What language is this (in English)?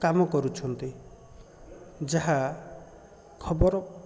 Odia